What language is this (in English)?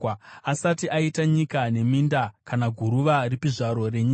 Shona